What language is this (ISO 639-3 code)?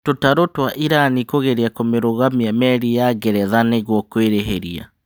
kik